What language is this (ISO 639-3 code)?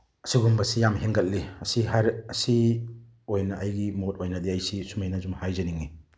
mni